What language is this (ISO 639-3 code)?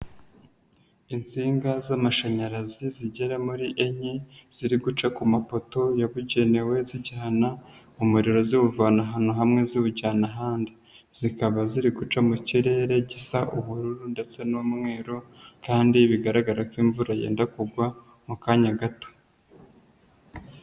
kin